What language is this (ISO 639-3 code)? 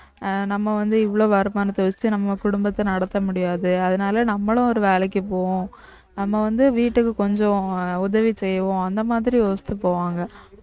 tam